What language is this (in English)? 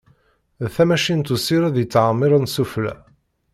Kabyle